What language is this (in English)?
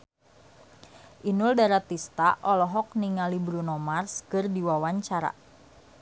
Sundanese